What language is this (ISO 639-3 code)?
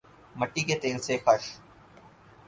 urd